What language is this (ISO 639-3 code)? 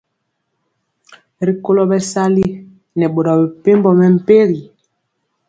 mcx